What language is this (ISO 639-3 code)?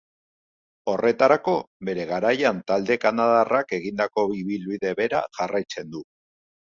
eus